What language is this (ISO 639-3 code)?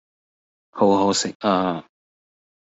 yue